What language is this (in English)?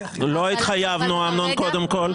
Hebrew